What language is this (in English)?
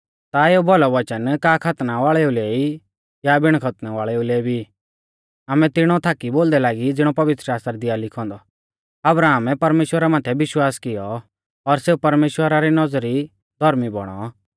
Mahasu Pahari